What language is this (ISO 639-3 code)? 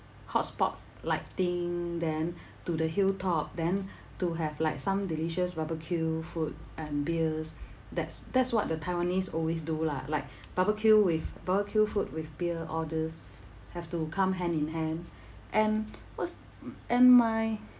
eng